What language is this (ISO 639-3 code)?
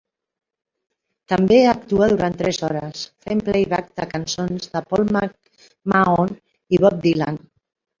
cat